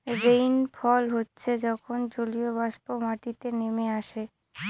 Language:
Bangla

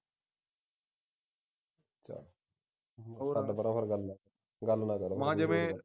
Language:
Punjabi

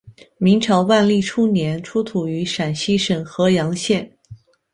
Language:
Chinese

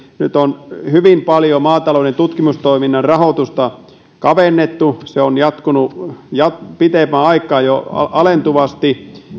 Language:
Finnish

